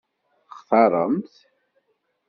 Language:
Kabyle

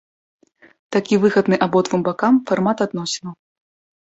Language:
Belarusian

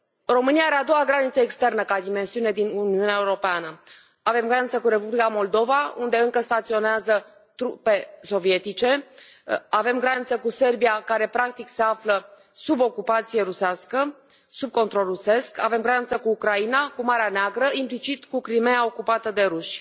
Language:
Romanian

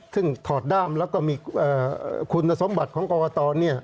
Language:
Thai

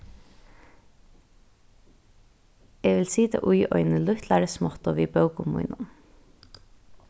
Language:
Faroese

